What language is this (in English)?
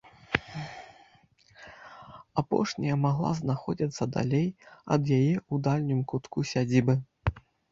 Belarusian